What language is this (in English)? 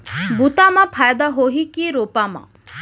Chhattisgarhi